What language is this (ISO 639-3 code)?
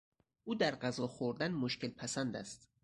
fas